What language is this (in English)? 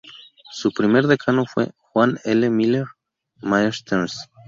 Spanish